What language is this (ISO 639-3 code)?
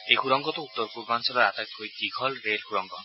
asm